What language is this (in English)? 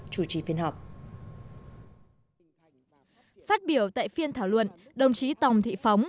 Vietnamese